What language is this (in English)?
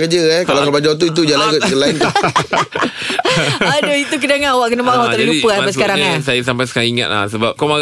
Malay